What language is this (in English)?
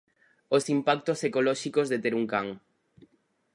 Galician